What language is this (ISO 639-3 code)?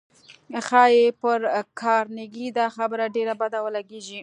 pus